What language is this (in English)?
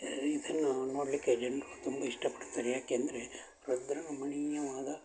Kannada